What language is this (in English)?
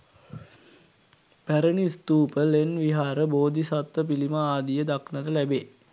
Sinhala